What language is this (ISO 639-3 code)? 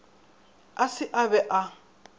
nso